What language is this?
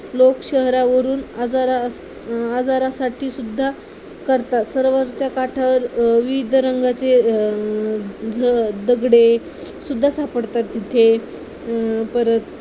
Marathi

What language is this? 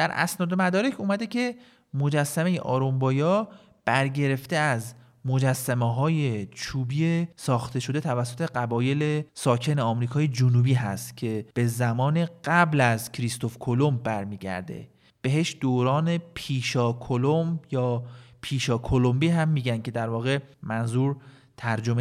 Persian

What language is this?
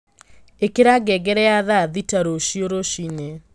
Kikuyu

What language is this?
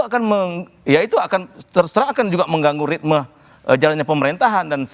Indonesian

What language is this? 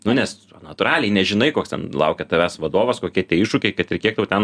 Lithuanian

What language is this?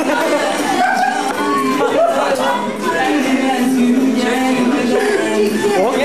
Turkish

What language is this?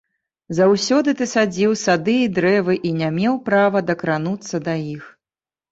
Belarusian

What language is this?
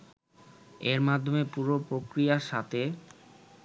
Bangla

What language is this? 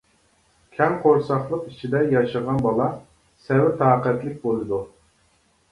Uyghur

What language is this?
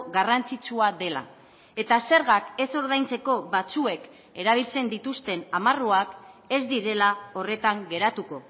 Basque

